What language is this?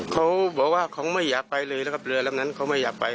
Thai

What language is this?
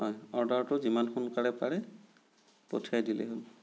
Assamese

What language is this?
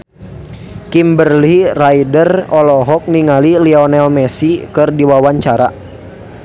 Sundanese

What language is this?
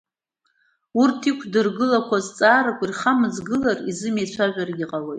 Abkhazian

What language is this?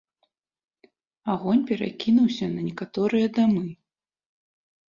Belarusian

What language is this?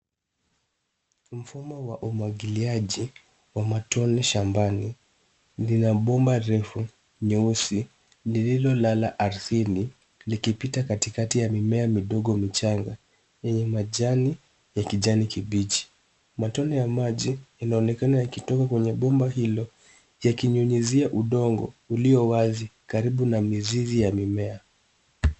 Swahili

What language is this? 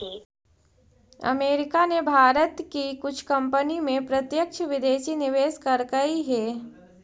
Magahi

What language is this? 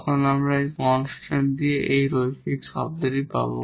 Bangla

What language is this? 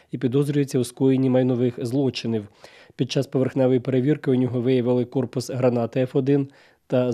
Ukrainian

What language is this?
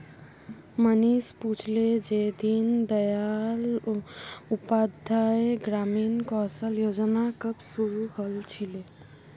Magahi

